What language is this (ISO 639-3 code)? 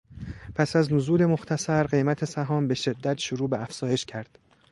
fas